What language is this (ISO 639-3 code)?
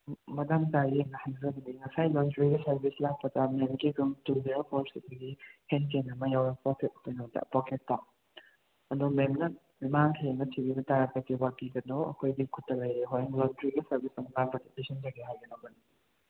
mni